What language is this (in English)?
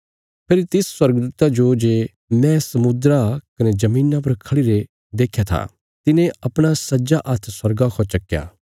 Bilaspuri